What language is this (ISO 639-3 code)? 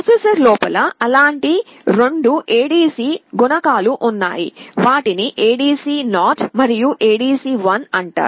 tel